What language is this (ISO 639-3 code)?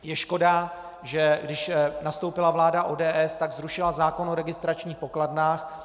ces